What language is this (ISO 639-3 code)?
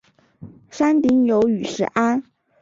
zho